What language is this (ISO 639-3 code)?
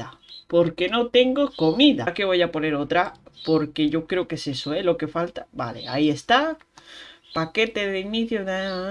spa